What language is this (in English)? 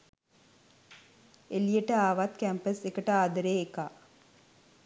Sinhala